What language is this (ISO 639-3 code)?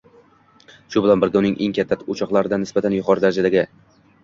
uzb